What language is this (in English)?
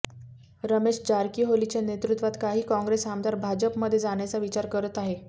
Marathi